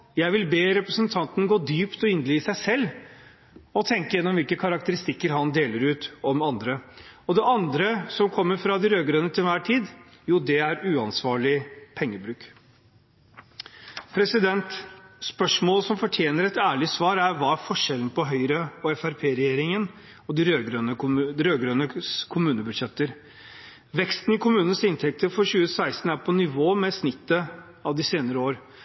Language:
Norwegian Bokmål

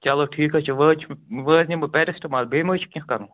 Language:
Kashmiri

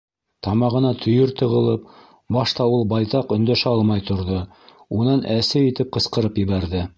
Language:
Bashkir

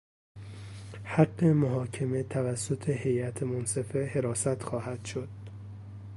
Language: Persian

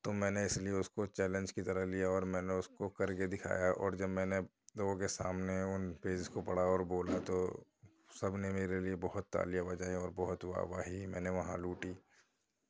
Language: Urdu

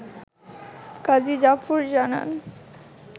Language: Bangla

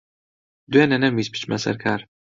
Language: Central Kurdish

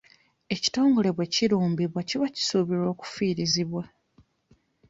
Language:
Ganda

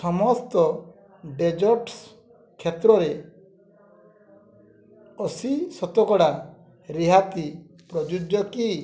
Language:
Odia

